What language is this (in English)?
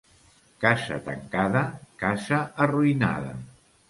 Catalan